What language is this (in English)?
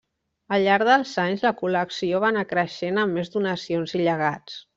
Catalan